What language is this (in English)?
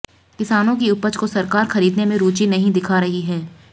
Hindi